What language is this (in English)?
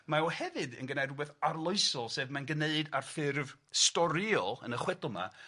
Welsh